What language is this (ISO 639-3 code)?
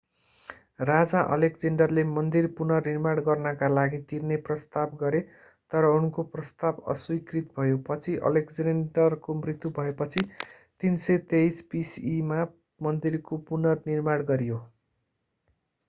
nep